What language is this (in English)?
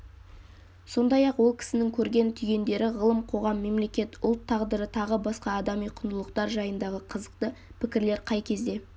Kazakh